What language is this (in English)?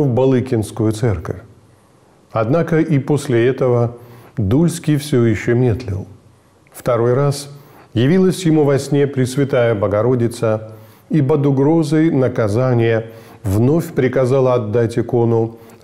Russian